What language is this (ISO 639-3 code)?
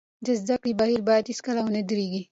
pus